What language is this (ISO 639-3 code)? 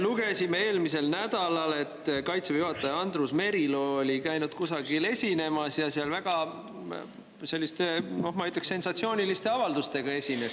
est